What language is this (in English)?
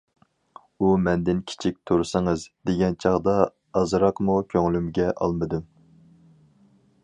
Uyghur